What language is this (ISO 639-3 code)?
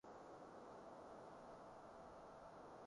yue